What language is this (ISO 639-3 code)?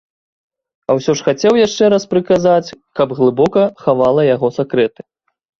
bel